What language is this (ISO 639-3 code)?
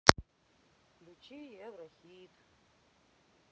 rus